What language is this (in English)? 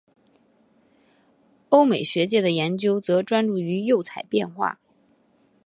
Chinese